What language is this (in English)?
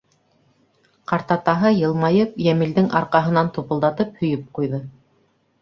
Bashkir